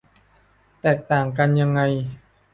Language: Thai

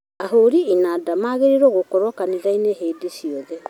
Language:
Kikuyu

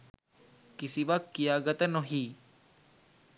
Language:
Sinhala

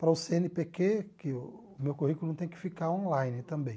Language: Portuguese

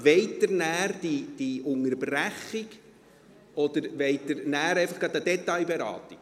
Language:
Swiss German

